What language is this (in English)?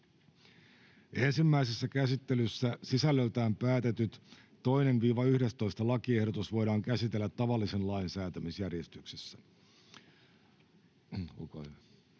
Finnish